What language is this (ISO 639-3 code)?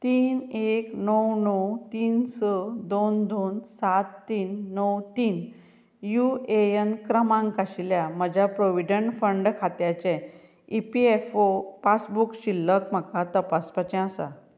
kok